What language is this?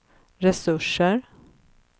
Swedish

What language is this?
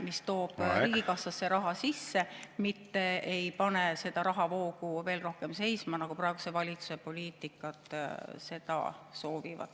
Estonian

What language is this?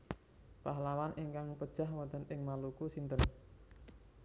Javanese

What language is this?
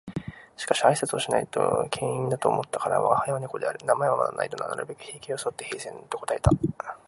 Japanese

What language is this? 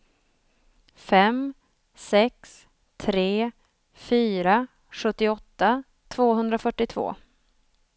Swedish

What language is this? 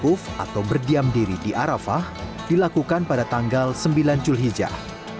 Indonesian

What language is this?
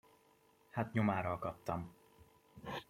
Hungarian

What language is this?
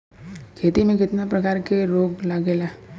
Bhojpuri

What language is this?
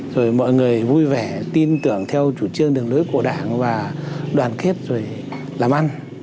Vietnamese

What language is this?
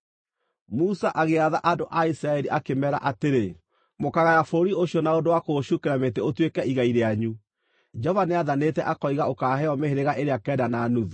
Kikuyu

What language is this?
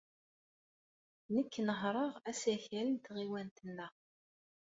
Kabyle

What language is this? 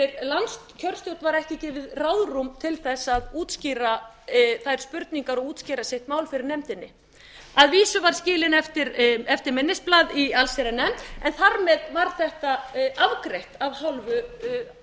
Icelandic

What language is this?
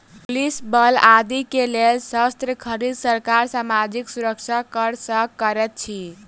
Maithili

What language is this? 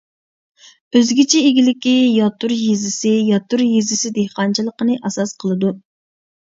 Uyghur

